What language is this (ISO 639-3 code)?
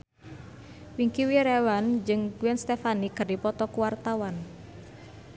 sun